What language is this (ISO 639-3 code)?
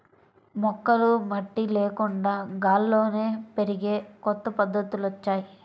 tel